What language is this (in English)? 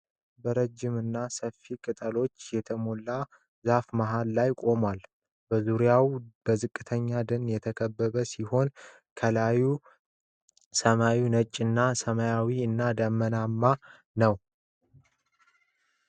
Amharic